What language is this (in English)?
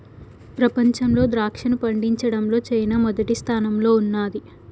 Telugu